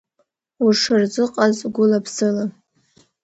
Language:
Abkhazian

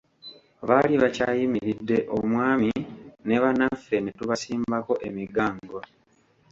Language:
Ganda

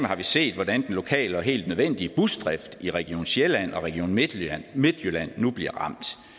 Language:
Danish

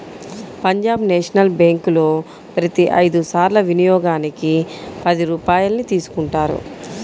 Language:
Telugu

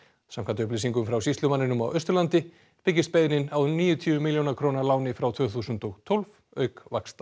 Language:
Icelandic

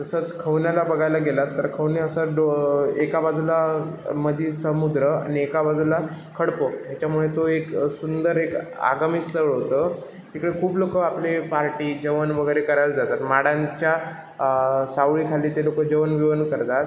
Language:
Marathi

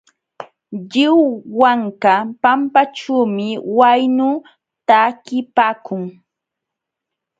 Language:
Jauja Wanca Quechua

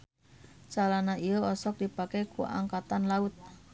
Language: Sundanese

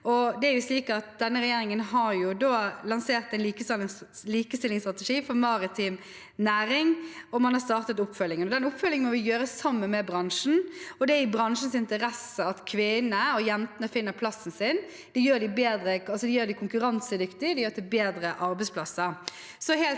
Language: Norwegian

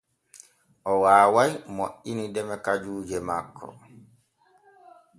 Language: Borgu Fulfulde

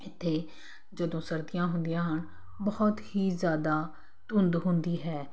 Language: Punjabi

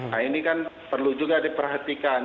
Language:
Indonesian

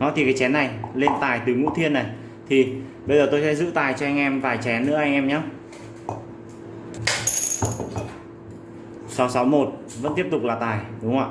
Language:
Vietnamese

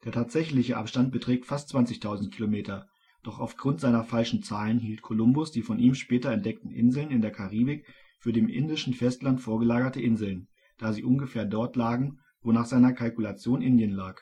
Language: German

